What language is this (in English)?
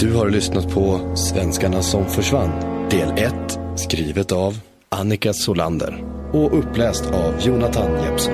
Swedish